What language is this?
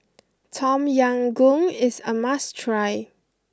English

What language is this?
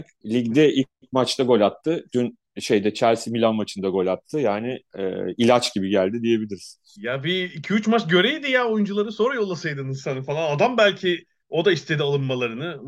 Turkish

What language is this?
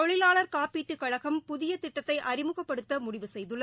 Tamil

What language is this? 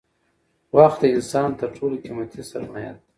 Pashto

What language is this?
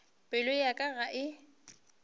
Northern Sotho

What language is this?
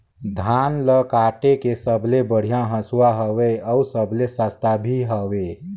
Chhattisgarhi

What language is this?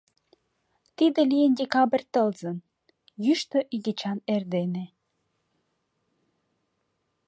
Mari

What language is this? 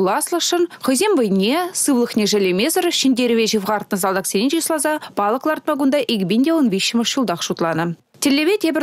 Russian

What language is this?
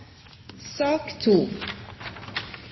Norwegian Bokmål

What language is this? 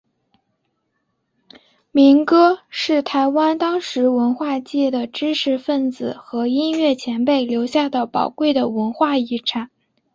Chinese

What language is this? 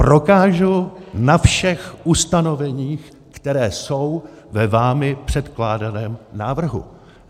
Czech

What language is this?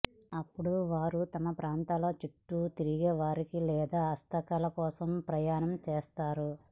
Telugu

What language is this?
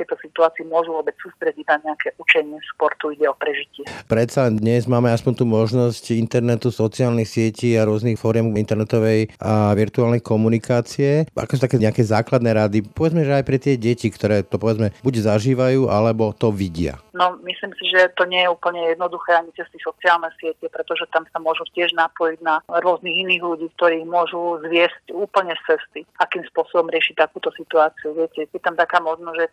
Slovak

